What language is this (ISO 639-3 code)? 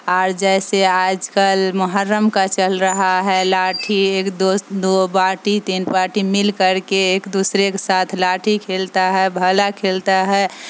urd